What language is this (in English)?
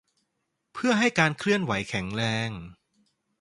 Thai